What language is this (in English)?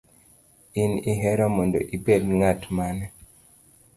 Luo (Kenya and Tanzania)